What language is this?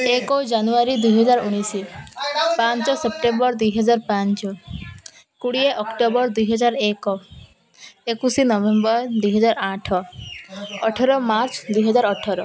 Odia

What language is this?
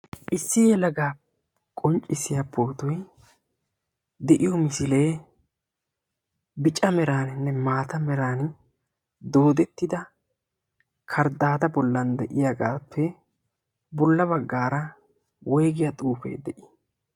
Wolaytta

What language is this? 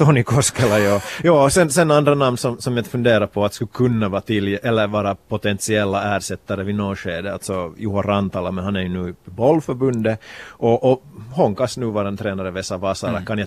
Swedish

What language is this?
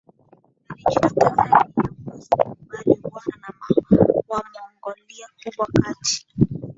Swahili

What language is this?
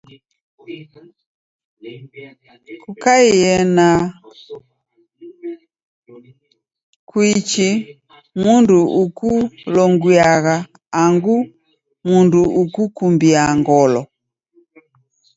Taita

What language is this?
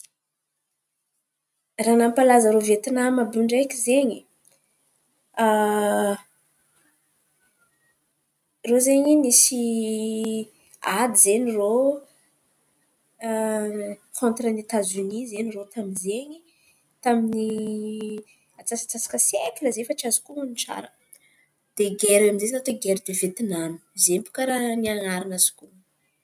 Antankarana Malagasy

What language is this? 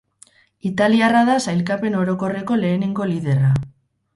Basque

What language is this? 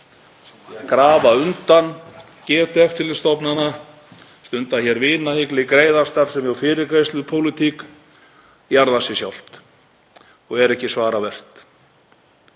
Icelandic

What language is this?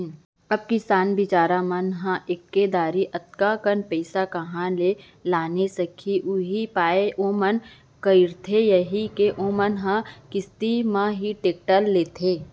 Chhattisgarhi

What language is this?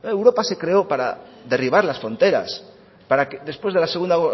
Spanish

